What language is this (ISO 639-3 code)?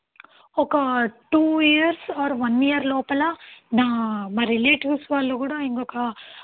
tel